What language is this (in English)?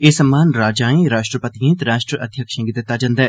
Dogri